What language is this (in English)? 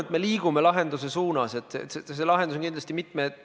Estonian